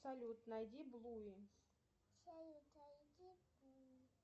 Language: Russian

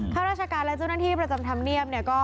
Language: Thai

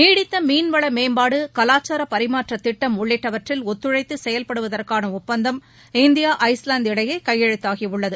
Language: Tamil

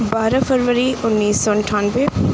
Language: Urdu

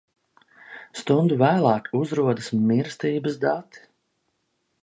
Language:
Latvian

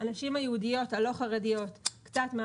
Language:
Hebrew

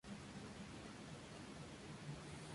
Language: Spanish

